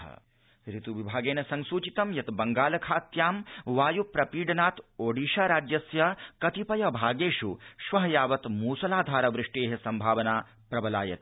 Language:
Sanskrit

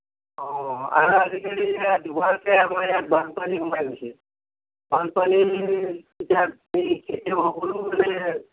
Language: Assamese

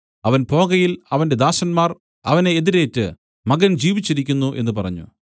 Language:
Malayalam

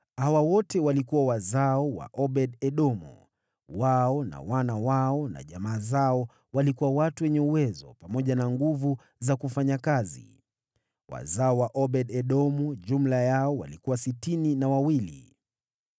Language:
Swahili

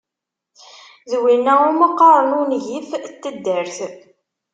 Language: Kabyle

